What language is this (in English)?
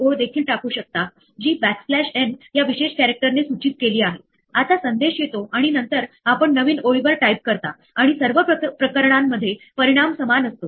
Marathi